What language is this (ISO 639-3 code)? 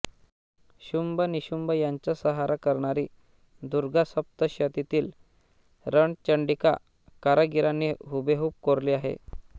mar